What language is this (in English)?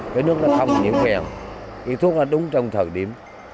Vietnamese